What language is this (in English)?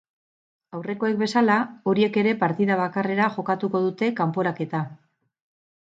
Basque